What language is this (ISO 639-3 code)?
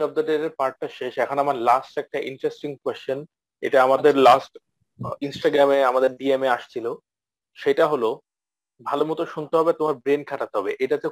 ben